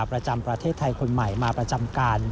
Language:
Thai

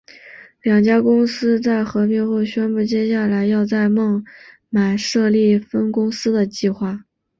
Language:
Chinese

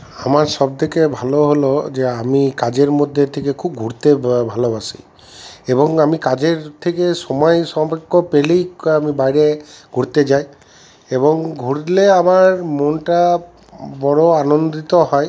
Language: Bangla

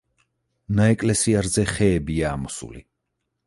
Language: Georgian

